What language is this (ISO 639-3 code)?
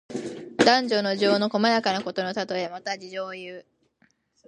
jpn